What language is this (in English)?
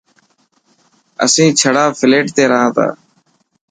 Dhatki